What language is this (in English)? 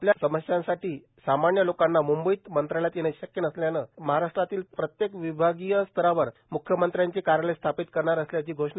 Marathi